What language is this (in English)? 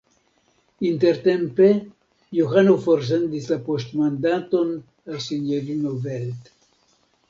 Esperanto